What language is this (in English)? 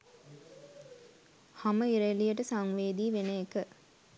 Sinhala